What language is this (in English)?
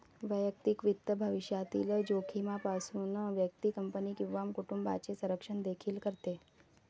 Marathi